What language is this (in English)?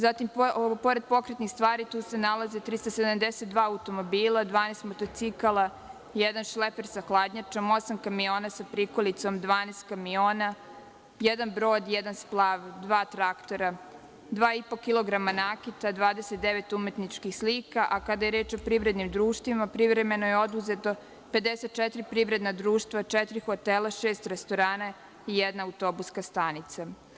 Serbian